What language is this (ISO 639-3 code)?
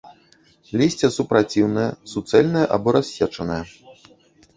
bel